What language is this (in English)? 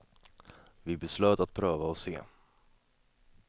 Swedish